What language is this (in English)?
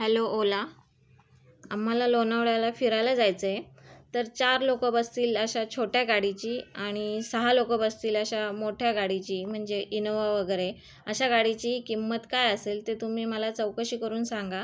Marathi